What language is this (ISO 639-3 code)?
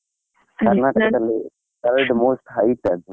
kan